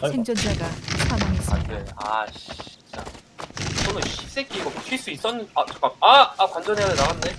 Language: Korean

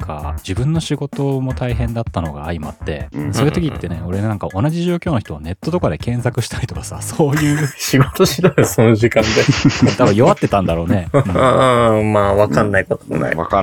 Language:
Japanese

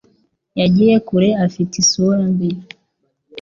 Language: Kinyarwanda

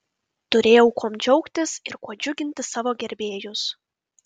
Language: Lithuanian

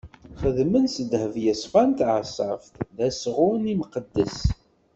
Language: Kabyle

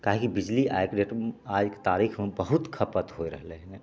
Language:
Maithili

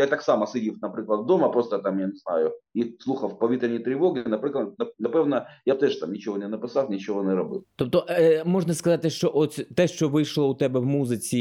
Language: Ukrainian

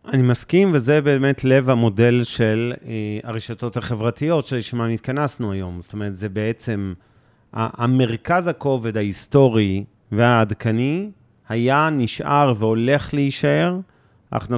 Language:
Hebrew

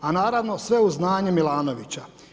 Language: Croatian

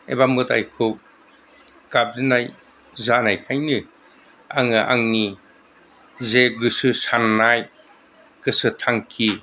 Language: Bodo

